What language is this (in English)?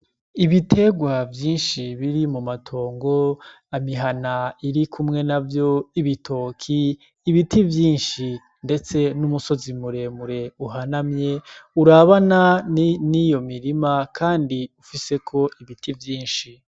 Rundi